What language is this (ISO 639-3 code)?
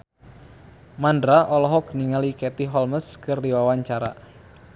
sun